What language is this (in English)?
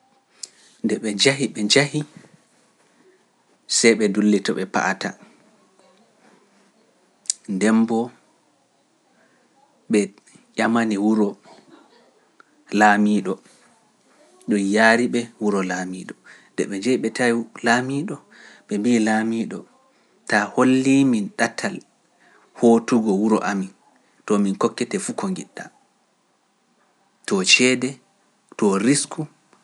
Pular